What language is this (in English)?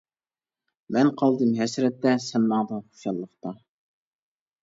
Uyghur